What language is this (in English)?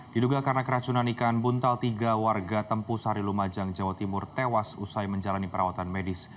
Indonesian